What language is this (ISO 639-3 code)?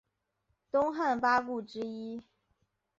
zho